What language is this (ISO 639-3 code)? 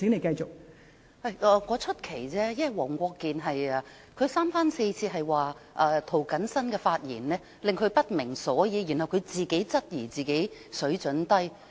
yue